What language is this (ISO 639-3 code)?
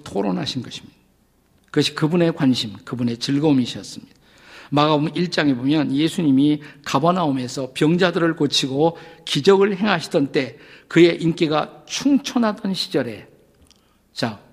kor